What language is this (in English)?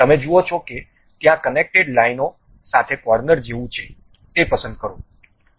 Gujarati